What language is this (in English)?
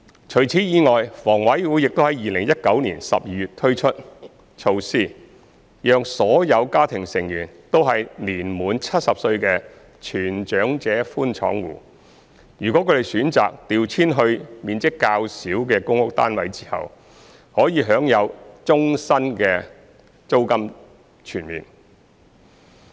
Cantonese